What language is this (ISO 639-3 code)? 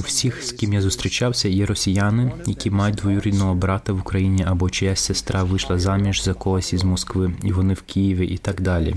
ukr